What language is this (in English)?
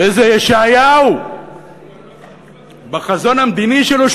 Hebrew